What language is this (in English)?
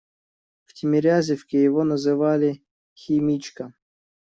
Russian